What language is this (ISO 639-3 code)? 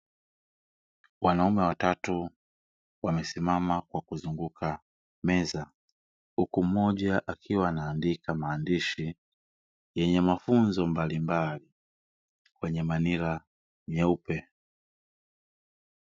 swa